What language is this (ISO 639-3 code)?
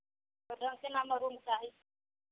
mai